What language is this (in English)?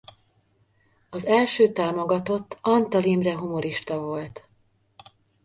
Hungarian